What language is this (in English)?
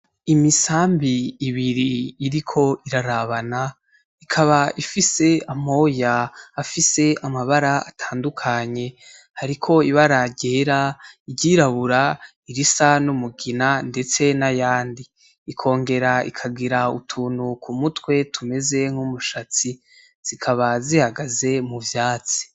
Rundi